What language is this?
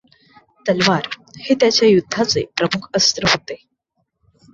Marathi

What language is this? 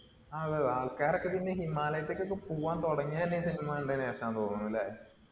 Malayalam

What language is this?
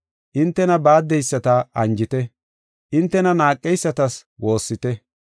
Gofa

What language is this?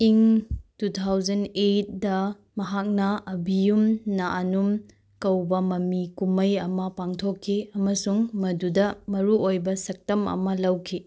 Manipuri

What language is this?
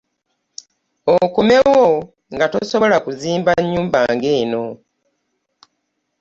Ganda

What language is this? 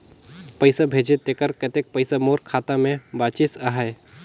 Chhattisgarhi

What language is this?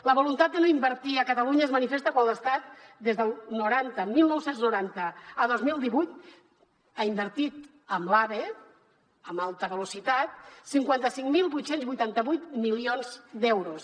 Catalan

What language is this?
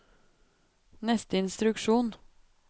Norwegian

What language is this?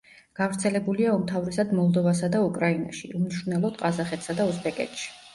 Georgian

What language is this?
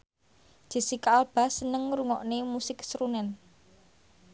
Javanese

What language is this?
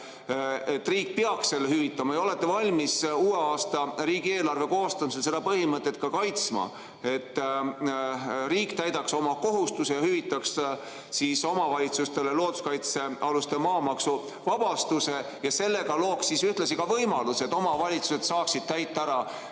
Estonian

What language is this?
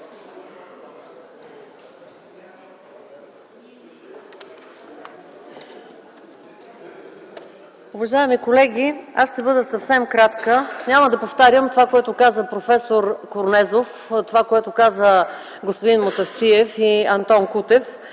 Bulgarian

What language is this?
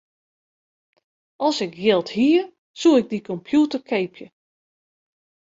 Western Frisian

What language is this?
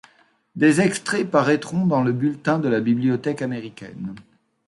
French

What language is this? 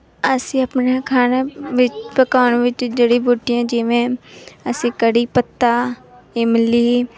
Punjabi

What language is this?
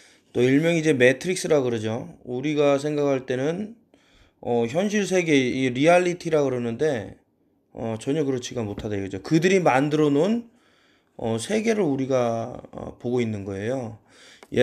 Korean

